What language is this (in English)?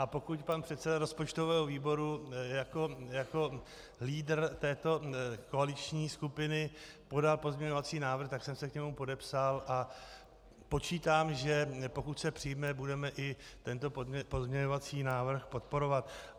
Czech